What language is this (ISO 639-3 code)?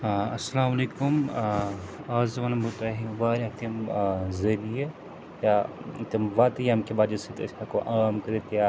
kas